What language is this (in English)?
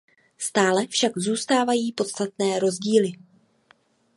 Czech